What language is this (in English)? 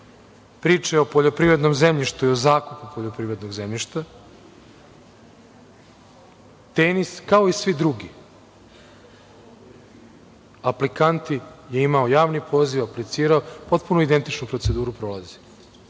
Serbian